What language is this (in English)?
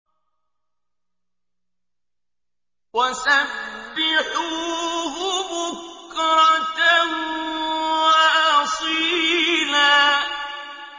Arabic